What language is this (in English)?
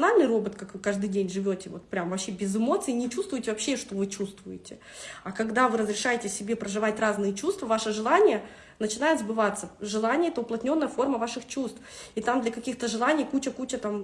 Russian